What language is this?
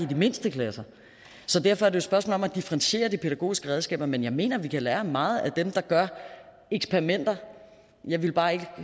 Danish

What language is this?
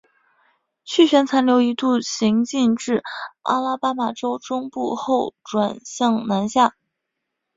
Chinese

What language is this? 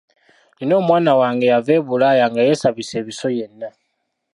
Ganda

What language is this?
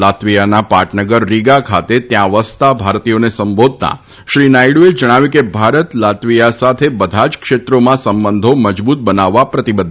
Gujarati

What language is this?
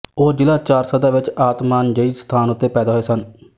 Punjabi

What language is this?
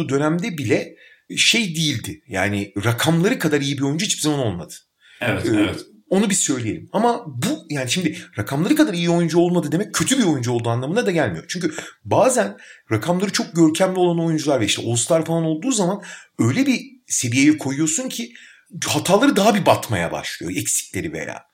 Turkish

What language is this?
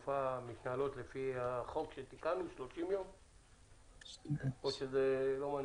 Hebrew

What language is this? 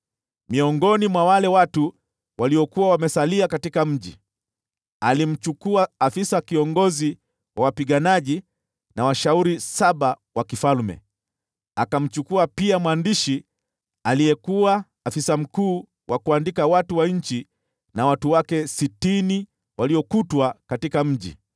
Swahili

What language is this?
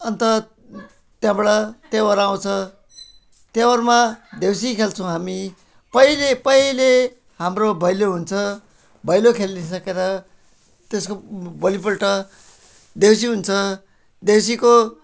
Nepali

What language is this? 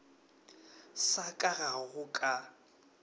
Northern Sotho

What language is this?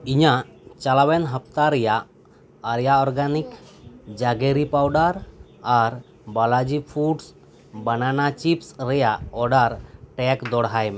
Santali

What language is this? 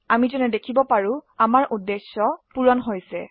Assamese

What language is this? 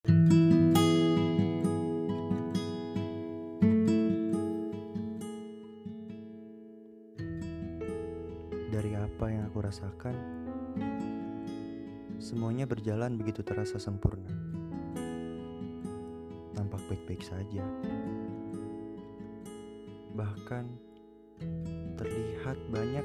Indonesian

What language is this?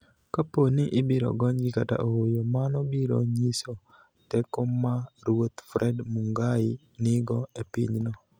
Luo (Kenya and Tanzania)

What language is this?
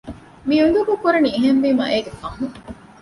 Divehi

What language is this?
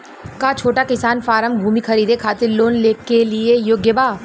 Bhojpuri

